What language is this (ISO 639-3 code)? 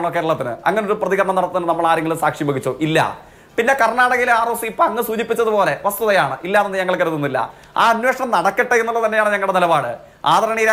mal